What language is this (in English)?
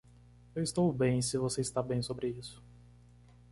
Portuguese